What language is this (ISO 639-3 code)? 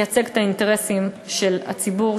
heb